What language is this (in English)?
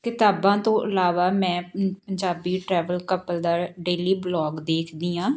Punjabi